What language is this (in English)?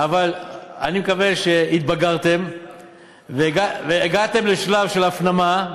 Hebrew